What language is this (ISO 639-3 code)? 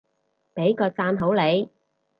yue